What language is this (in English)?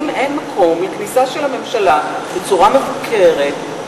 Hebrew